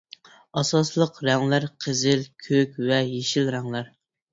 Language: Uyghur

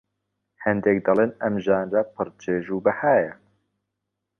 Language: Central Kurdish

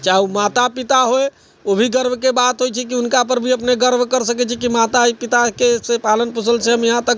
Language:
Maithili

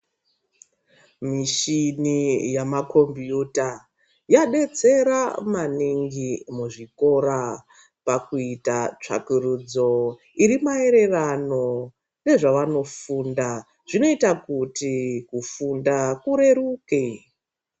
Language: Ndau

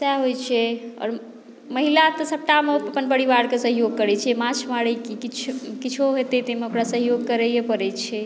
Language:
Maithili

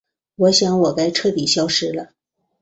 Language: Chinese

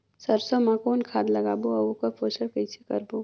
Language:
Chhattisgarhi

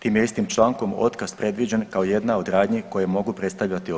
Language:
Croatian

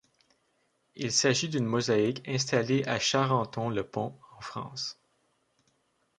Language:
French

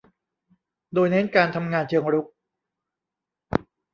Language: Thai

